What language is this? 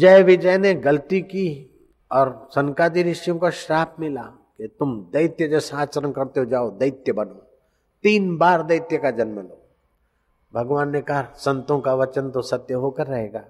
Hindi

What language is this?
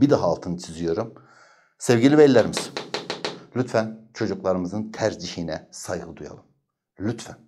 Turkish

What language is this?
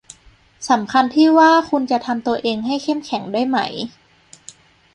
Thai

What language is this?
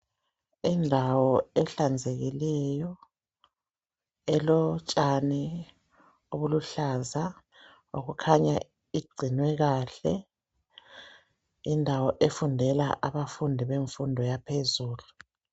North Ndebele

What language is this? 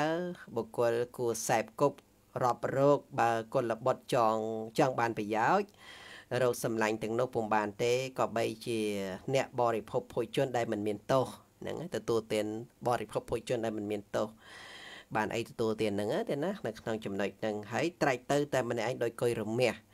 Vietnamese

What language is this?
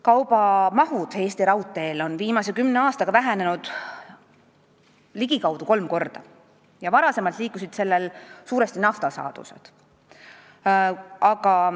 Estonian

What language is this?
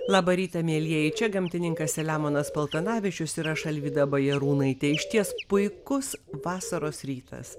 Lithuanian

